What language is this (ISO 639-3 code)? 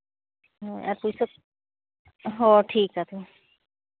sat